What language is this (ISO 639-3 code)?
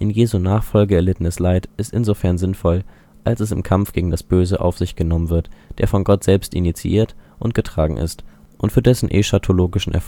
deu